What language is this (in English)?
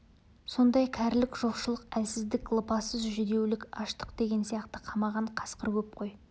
Kazakh